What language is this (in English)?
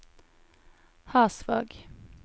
Norwegian